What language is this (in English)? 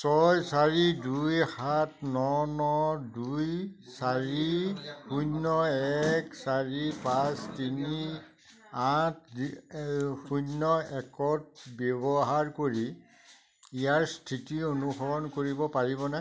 Assamese